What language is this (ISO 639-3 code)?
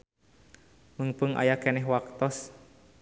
sun